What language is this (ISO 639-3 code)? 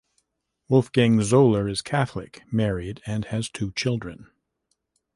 eng